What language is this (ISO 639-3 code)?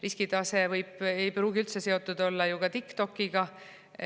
est